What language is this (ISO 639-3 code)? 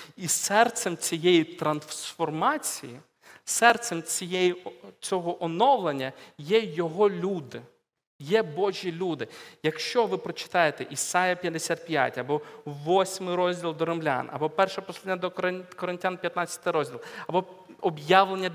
ukr